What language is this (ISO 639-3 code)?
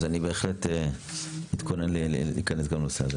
heb